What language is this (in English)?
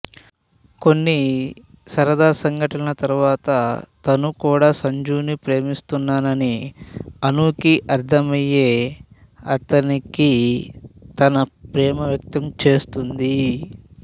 Telugu